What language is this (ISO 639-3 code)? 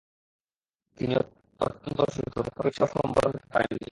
ben